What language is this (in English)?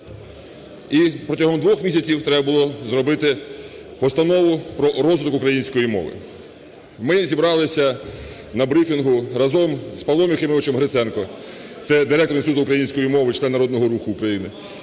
Ukrainian